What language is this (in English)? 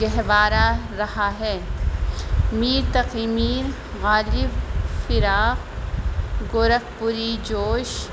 Urdu